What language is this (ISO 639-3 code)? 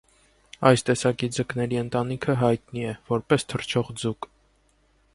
hye